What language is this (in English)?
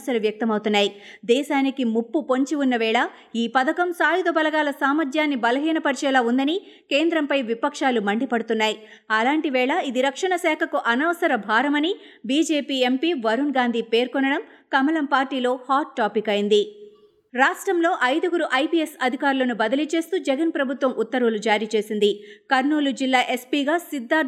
Telugu